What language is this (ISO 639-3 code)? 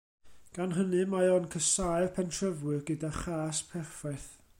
cym